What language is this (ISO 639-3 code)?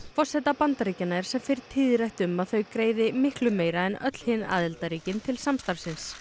isl